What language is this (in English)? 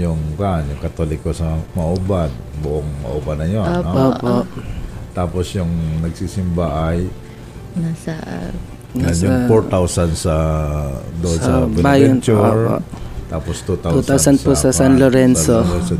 Filipino